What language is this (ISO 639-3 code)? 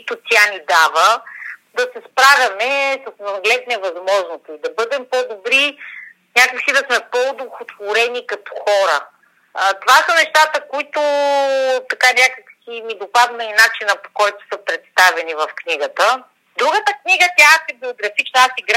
bul